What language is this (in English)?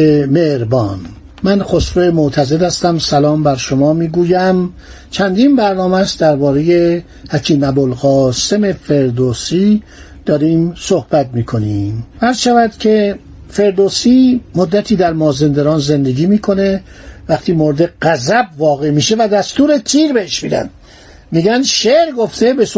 Persian